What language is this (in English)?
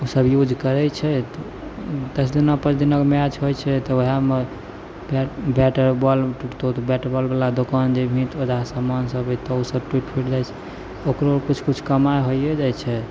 Maithili